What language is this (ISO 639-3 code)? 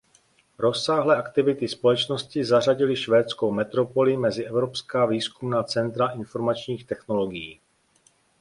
ces